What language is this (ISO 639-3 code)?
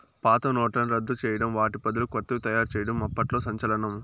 tel